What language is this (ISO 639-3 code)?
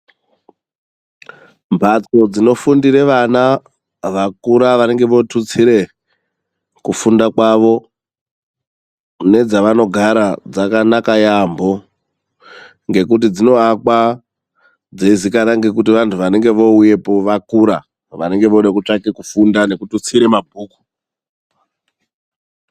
ndc